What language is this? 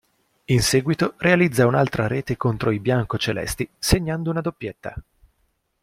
Italian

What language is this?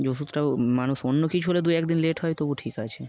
Bangla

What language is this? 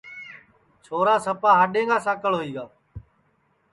Sansi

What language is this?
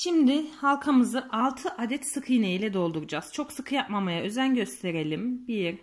Turkish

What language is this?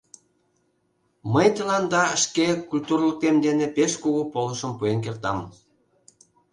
Mari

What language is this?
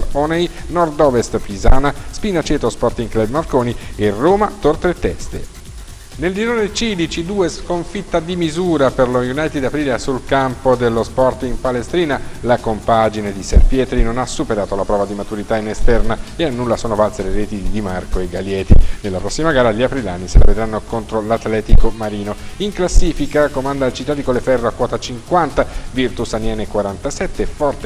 Italian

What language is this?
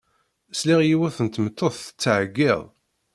Kabyle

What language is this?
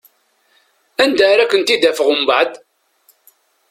Kabyle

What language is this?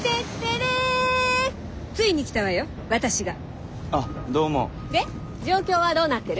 Japanese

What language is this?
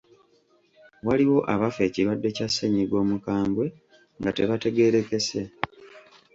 Ganda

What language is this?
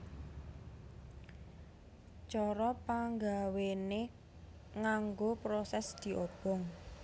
Javanese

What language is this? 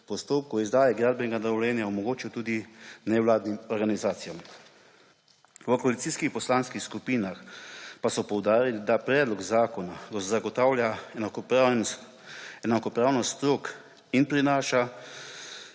Slovenian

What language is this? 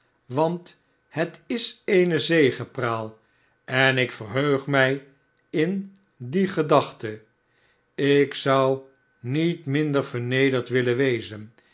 Dutch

